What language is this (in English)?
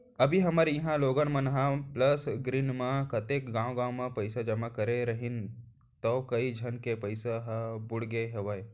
Chhattisgarhi